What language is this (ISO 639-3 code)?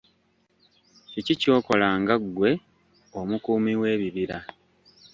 lug